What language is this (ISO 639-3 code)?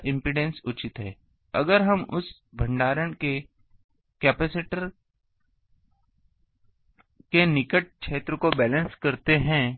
hin